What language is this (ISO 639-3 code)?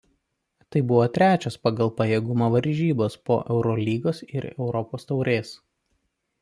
lit